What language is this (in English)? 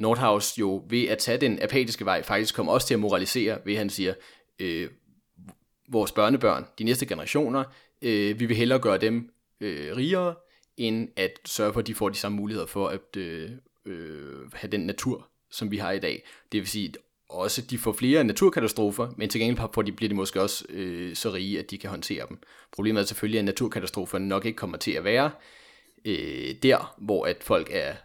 Danish